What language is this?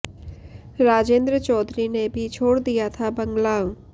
Hindi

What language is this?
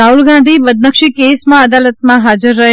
Gujarati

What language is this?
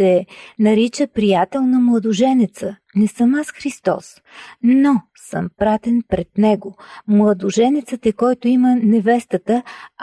Bulgarian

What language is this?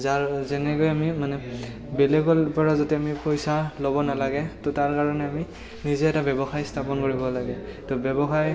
Assamese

